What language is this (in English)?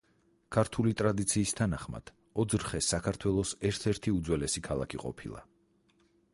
Georgian